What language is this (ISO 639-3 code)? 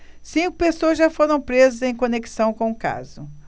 por